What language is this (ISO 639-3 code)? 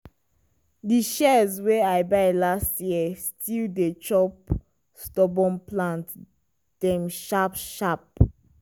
pcm